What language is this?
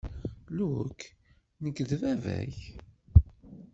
Kabyle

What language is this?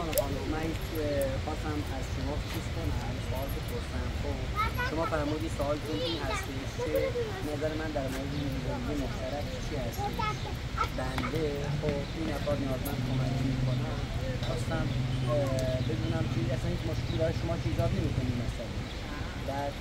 Persian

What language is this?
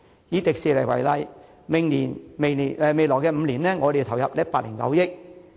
Cantonese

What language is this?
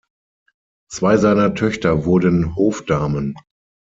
German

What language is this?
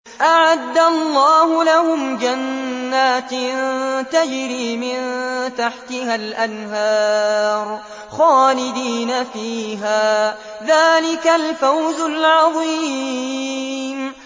Arabic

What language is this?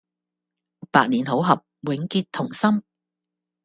Cantonese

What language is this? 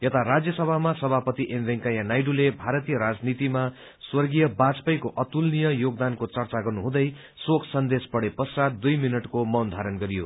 Nepali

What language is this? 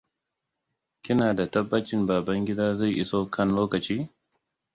Hausa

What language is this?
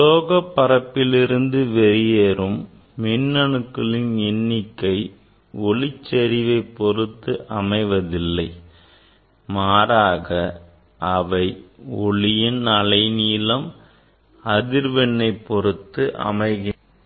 Tamil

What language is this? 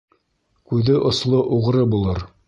Bashkir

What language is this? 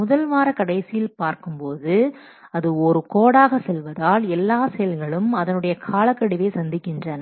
Tamil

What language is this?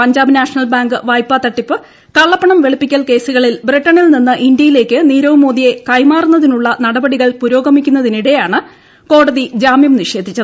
Malayalam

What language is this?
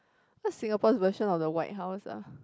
English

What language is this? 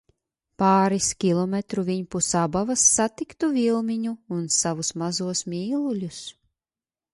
Latvian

